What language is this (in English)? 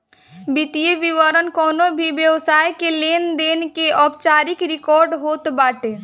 Bhojpuri